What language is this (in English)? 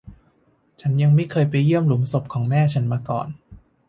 Thai